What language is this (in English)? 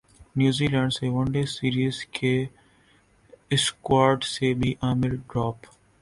Urdu